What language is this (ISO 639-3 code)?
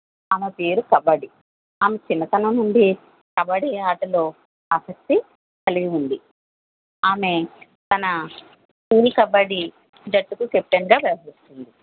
tel